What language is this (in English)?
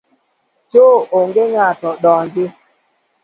Luo (Kenya and Tanzania)